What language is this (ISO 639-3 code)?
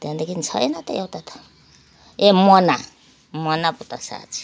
nep